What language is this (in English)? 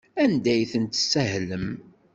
Kabyle